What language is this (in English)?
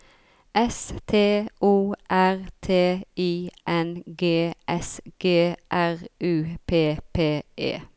Norwegian